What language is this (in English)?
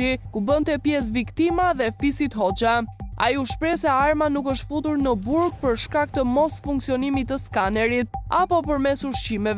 Romanian